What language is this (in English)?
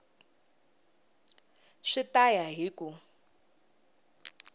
Tsonga